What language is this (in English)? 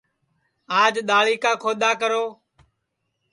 Sansi